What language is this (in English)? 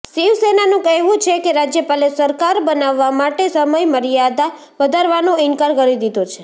Gujarati